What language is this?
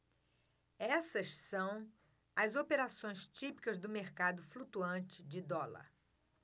Portuguese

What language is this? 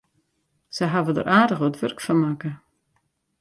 Western Frisian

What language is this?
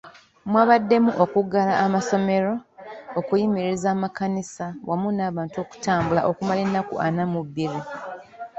Ganda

